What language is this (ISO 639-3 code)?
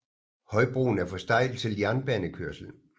dan